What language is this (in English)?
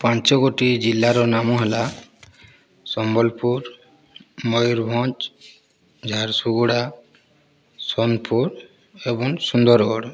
Odia